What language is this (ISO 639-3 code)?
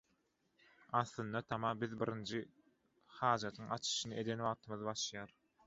tuk